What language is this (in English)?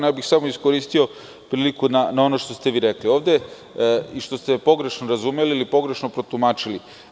Serbian